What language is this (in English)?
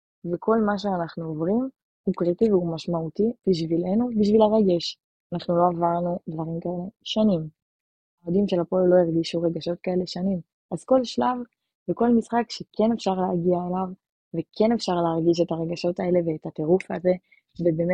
Hebrew